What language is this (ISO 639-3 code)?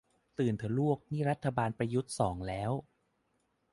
tha